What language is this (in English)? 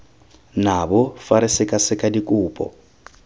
Tswana